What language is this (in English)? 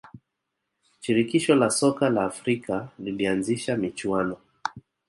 Swahili